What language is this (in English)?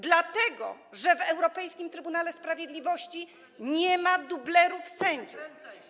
Polish